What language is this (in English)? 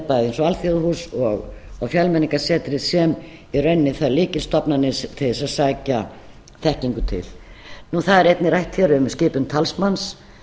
Icelandic